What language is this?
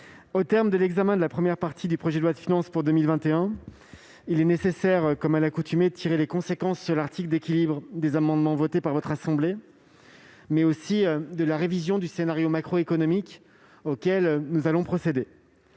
French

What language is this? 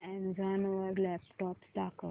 Marathi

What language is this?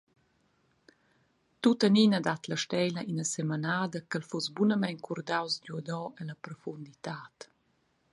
Romansh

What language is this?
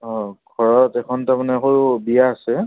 Assamese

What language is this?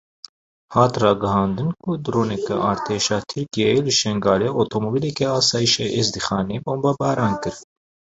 Kurdish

